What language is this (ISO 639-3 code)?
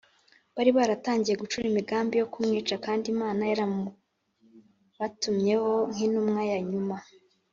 kin